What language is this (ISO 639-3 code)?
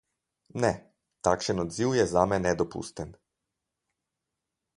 slv